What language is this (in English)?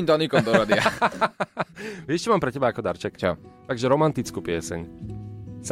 Slovak